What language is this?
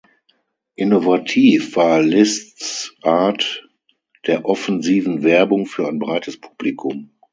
German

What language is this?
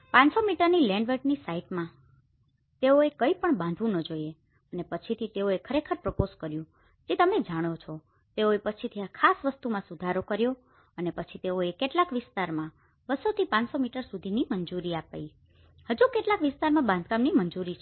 Gujarati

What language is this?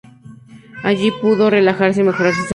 Spanish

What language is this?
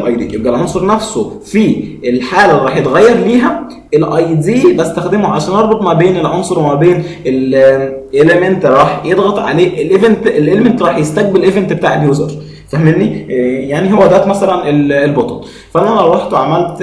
Arabic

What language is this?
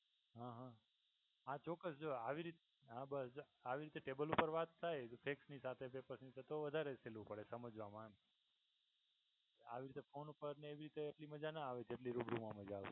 Gujarati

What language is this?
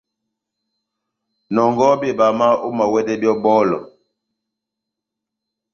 Batanga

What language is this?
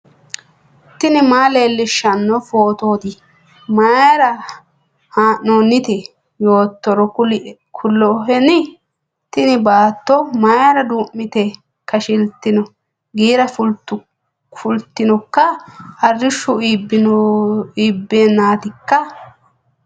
Sidamo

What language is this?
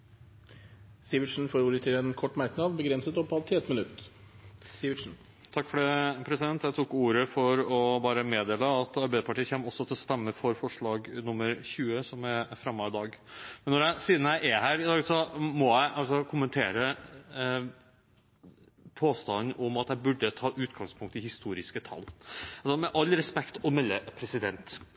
Norwegian Bokmål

